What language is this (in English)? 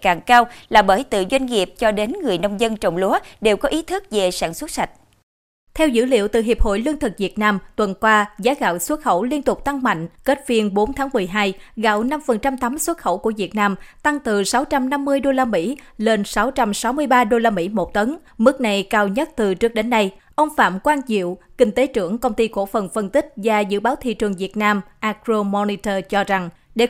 Vietnamese